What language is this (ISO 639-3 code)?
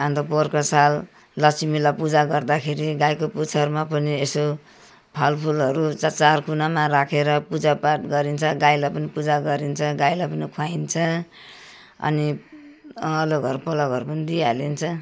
nep